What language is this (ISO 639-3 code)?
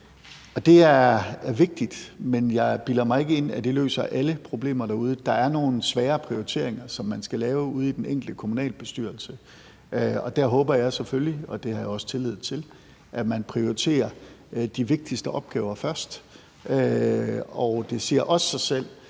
dan